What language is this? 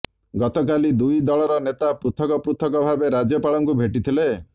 Odia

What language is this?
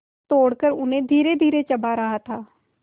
Hindi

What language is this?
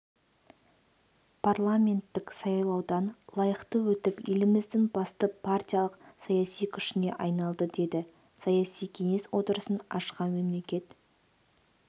Kazakh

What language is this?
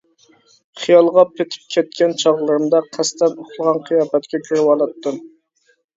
Uyghur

